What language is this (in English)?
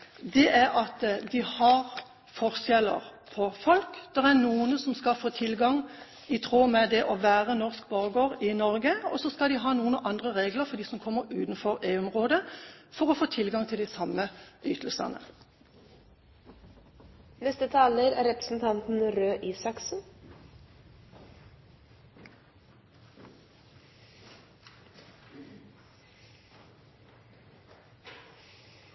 Norwegian Bokmål